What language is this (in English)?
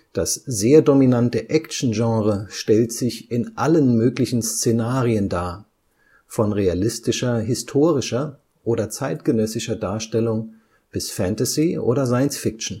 German